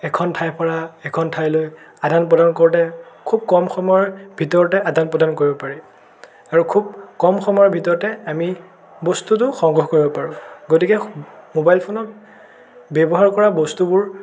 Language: Assamese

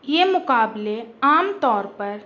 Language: Urdu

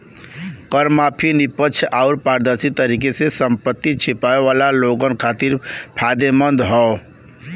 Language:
Bhojpuri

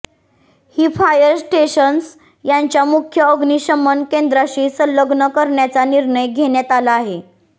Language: Marathi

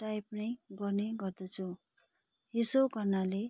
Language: Nepali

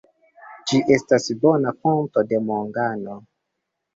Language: Esperanto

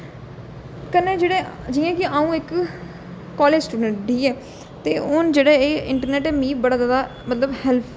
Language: Dogri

